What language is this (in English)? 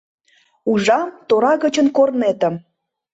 Mari